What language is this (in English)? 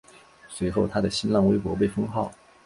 Chinese